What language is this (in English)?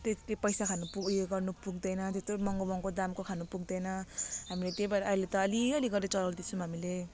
Nepali